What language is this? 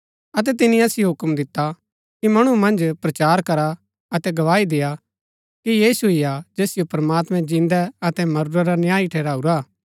Gaddi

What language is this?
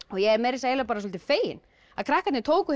Icelandic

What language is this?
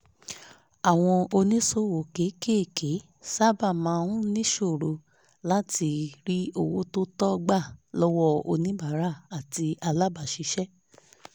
Yoruba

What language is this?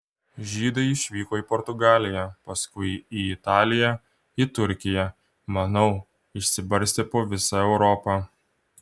Lithuanian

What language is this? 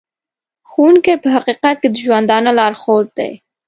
Pashto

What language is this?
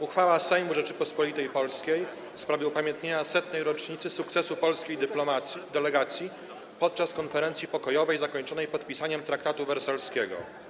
Polish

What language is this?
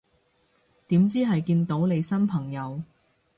Cantonese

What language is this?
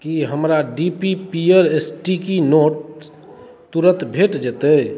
Maithili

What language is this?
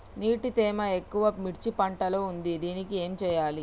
Telugu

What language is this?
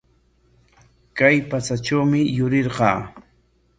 Corongo Ancash Quechua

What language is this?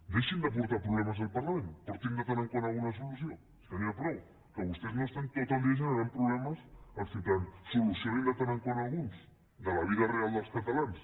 Catalan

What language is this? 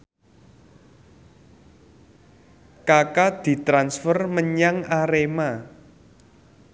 Javanese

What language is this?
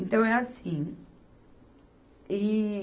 Portuguese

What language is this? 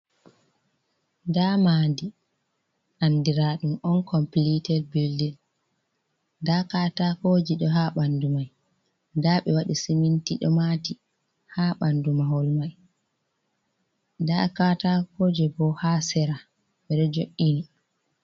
Fula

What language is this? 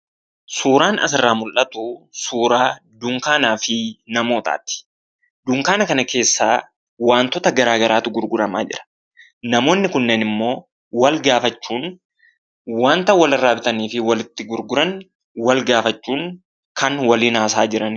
Oromo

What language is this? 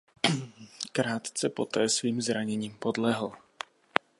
Czech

